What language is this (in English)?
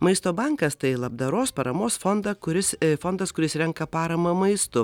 Lithuanian